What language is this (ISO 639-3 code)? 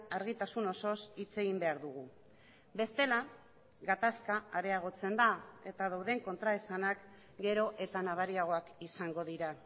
eus